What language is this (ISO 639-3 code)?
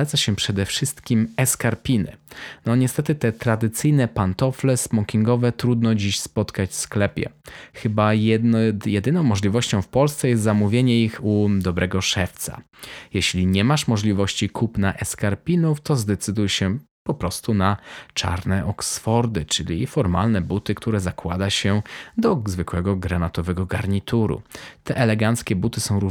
pol